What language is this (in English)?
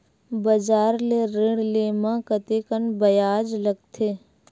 Chhattisgarhi